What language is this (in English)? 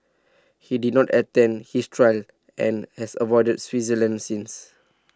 English